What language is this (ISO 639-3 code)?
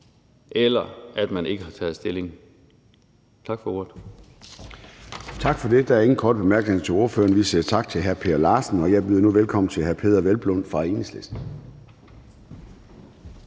dan